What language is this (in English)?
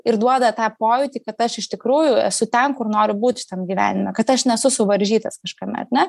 Lithuanian